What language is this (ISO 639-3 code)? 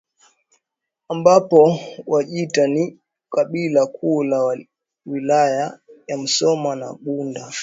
swa